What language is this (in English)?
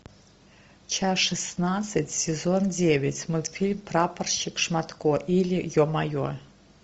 Russian